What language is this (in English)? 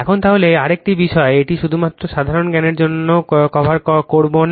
Bangla